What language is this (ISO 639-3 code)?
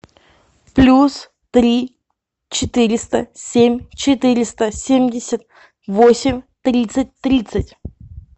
rus